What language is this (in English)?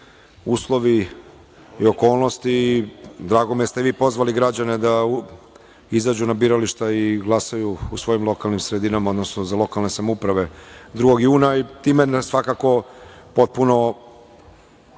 Serbian